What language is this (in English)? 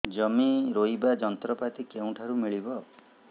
Odia